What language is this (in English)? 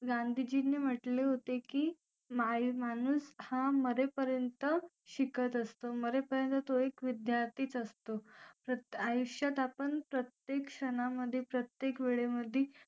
Marathi